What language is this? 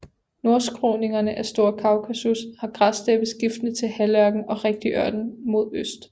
Danish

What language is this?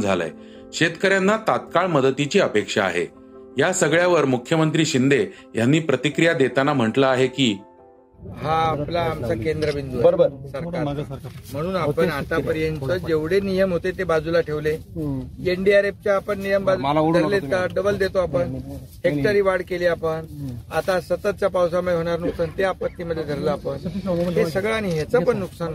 Marathi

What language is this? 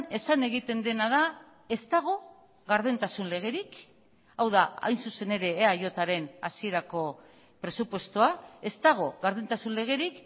Basque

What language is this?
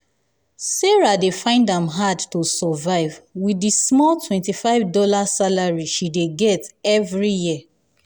Nigerian Pidgin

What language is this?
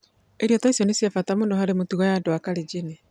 Kikuyu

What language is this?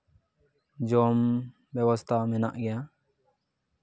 Santali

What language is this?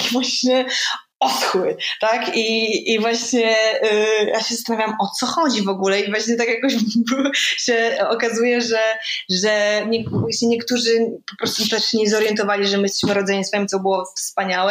Polish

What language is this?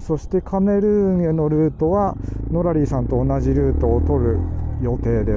Japanese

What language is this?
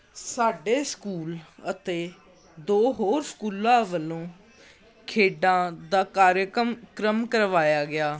Punjabi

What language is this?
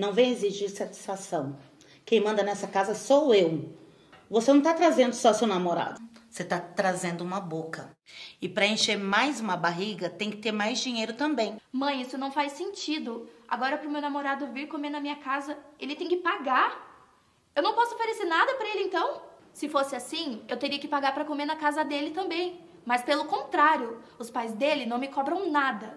Portuguese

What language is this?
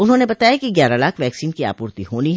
Hindi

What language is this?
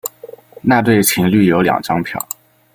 Chinese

